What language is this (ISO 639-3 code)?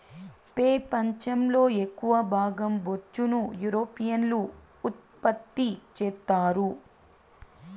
tel